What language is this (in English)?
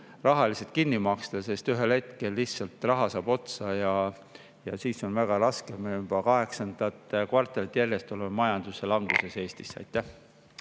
Estonian